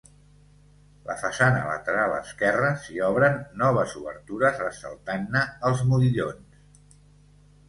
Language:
Catalan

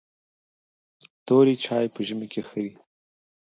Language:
Pashto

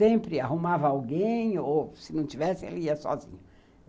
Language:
Portuguese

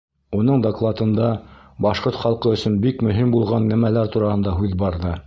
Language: Bashkir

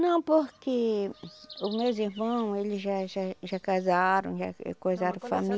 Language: Portuguese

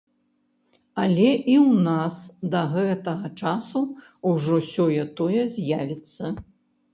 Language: Belarusian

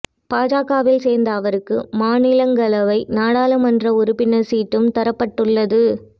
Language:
Tamil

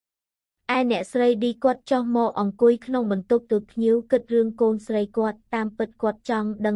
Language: Vietnamese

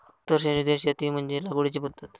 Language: Marathi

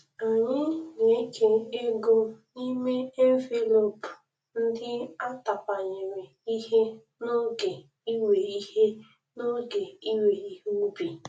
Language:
Igbo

